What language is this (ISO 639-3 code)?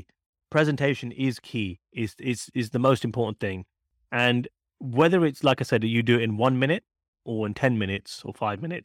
eng